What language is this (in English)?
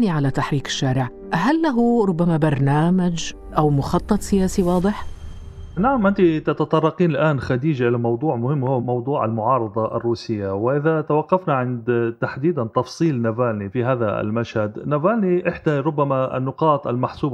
Arabic